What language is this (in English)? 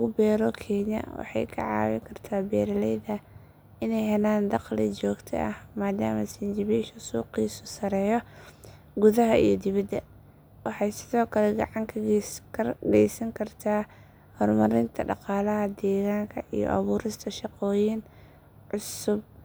Somali